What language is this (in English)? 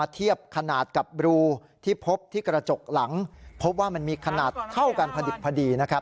Thai